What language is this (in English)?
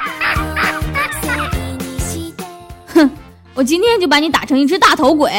Chinese